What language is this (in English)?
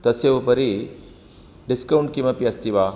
Sanskrit